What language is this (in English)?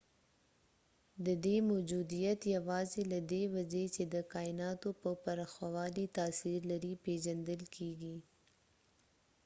Pashto